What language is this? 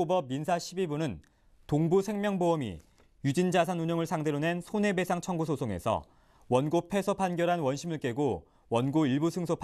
Korean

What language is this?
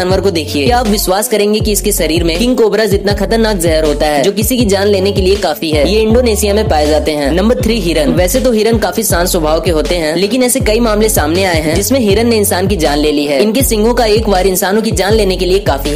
Hindi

